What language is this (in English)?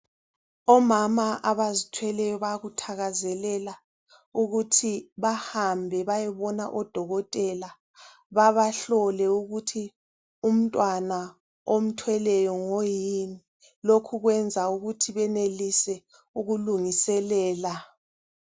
North Ndebele